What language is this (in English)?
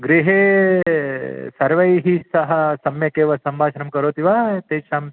Sanskrit